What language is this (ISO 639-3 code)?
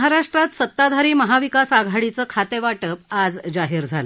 mar